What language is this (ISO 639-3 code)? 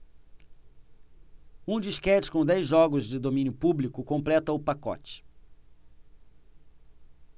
por